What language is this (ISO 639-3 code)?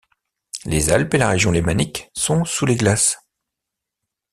fra